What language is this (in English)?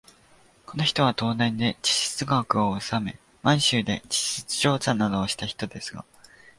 Japanese